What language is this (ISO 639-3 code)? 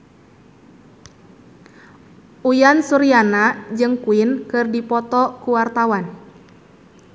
sun